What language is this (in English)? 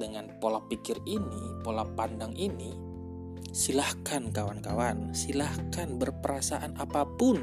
Indonesian